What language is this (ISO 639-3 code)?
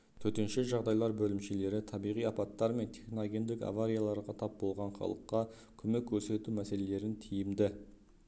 kaz